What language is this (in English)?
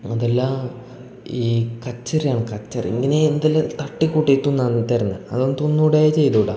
Malayalam